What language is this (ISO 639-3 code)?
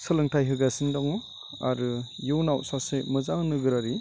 brx